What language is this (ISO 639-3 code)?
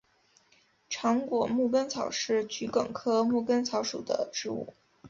zho